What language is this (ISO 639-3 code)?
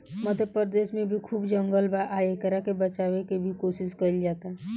bho